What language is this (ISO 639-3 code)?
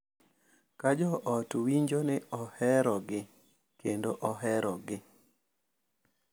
luo